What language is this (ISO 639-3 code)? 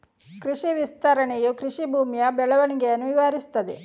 kan